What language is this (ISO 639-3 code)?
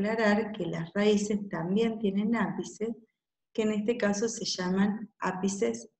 spa